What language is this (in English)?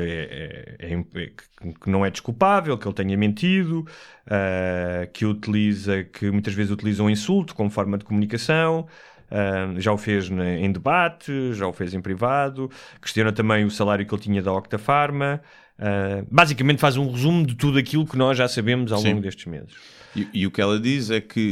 Portuguese